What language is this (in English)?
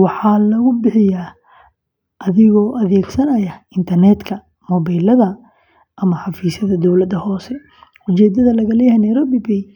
Somali